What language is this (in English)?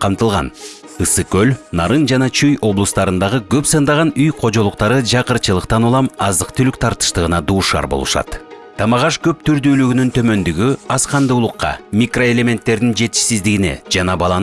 Turkish